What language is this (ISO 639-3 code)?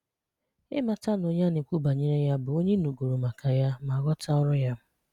ibo